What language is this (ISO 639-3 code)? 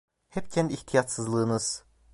tur